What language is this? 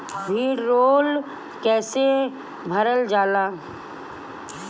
Bhojpuri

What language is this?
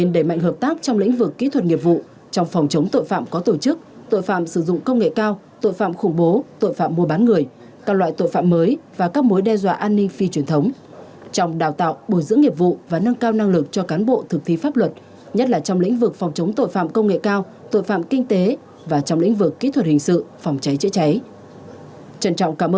Vietnamese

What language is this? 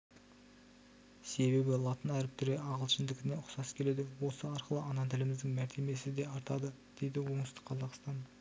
Kazakh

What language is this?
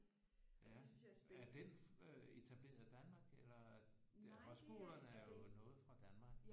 Danish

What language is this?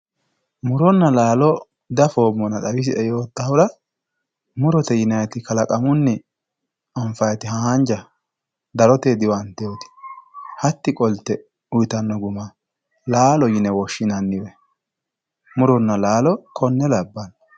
Sidamo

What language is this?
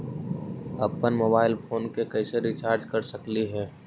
Magahi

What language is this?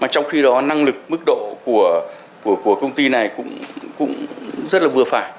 Vietnamese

